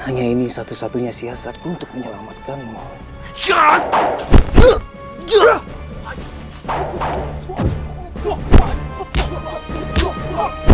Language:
Indonesian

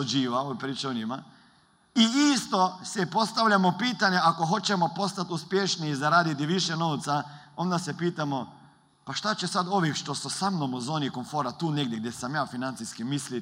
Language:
Croatian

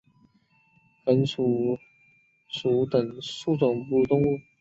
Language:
Chinese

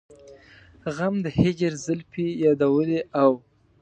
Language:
Pashto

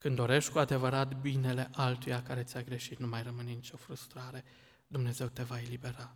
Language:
Romanian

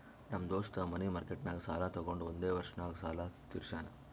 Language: Kannada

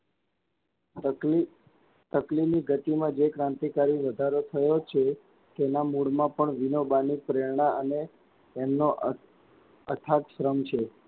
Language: Gujarati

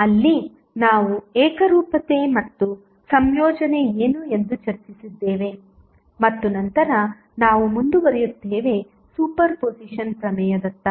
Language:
Kannada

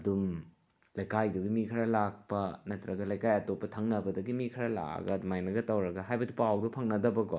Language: Manipuri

